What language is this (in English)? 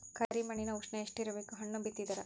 Kannada